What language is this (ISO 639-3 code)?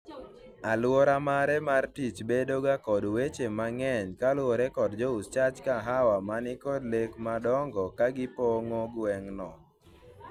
luo